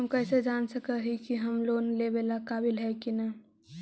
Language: Magahi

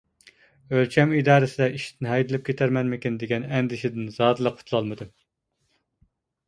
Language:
Uyghur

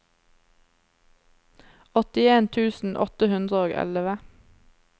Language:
Norwegian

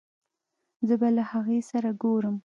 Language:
Pashto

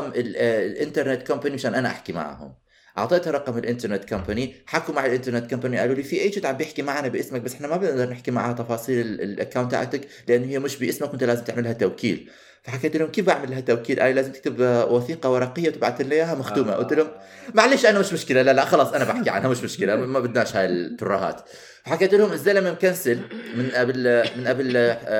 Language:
Arabic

